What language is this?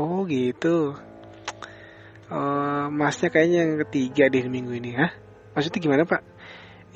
Indonesian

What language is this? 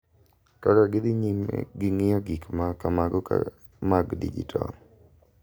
Luo (Kenya and Tanzania)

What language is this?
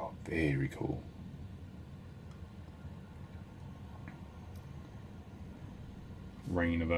English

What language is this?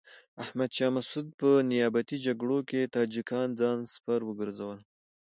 Pashto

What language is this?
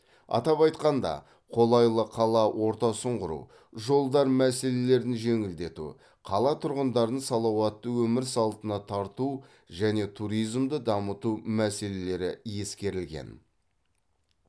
Kazakh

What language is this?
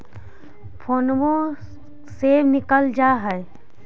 Magahi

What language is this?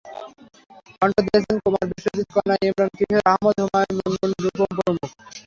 Bangla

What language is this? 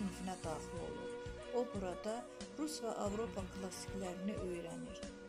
Turkish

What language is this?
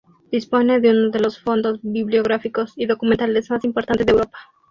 Spanish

